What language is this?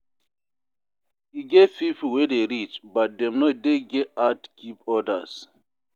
Nigerian Pidgin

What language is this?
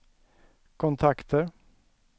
Swedish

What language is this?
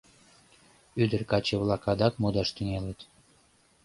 Mari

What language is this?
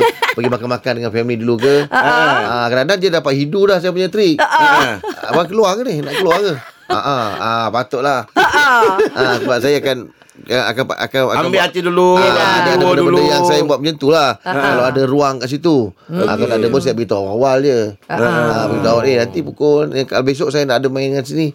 Malay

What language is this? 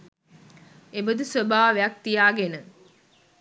Sinhala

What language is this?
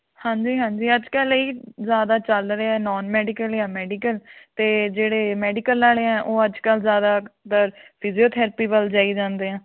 Punjabi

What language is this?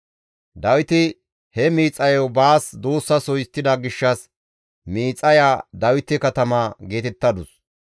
Gamo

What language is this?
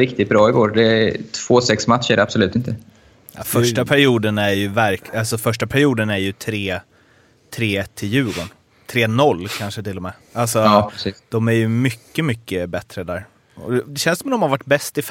Swedish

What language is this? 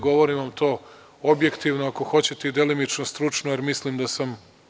Serbian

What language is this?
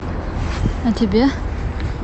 Russian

